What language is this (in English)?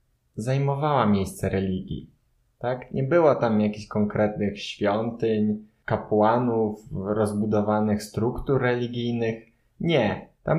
Polish